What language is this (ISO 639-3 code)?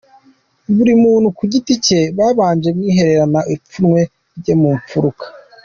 kin